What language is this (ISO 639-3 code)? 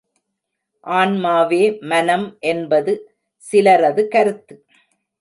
tam